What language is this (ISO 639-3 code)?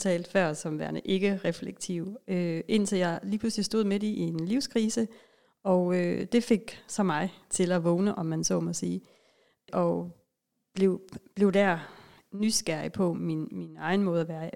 dan